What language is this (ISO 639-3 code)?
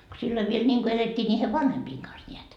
fin